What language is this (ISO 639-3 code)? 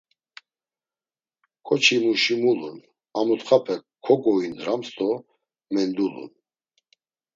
lzz